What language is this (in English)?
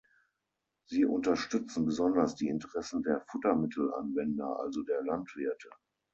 German